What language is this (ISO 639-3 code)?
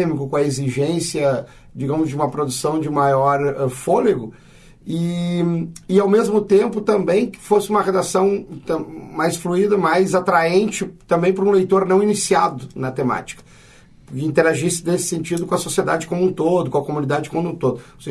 por